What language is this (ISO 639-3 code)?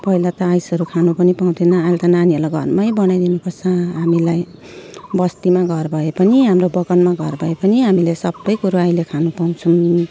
nep